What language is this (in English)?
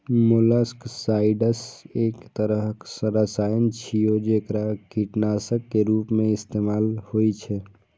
Maithili